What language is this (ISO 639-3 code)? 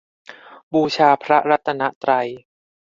tha